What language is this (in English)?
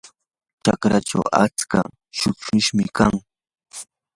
Yanahuanca Pasco Quechua